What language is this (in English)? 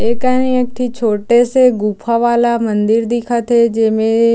Chhattisgarhi